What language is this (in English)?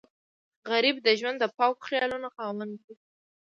Pashto